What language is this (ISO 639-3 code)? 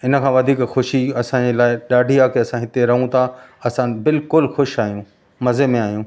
snd